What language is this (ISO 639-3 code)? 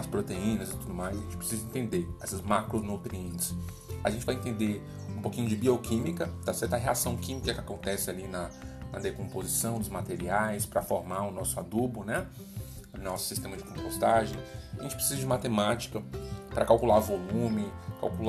por